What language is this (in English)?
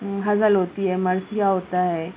Urdu